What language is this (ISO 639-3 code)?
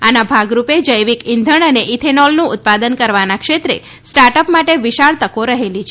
guj